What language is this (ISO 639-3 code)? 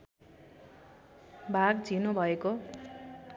nep